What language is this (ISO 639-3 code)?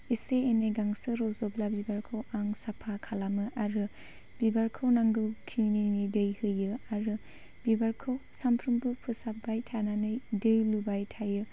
brx